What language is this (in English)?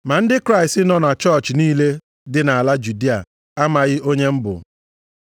Igbo